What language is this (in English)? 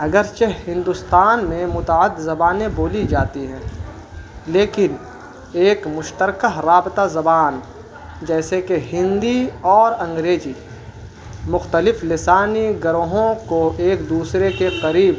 Urdu